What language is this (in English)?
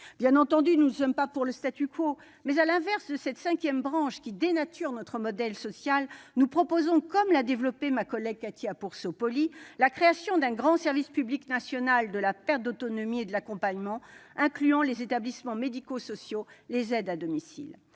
French